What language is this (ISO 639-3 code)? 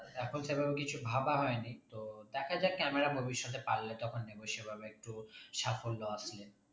ben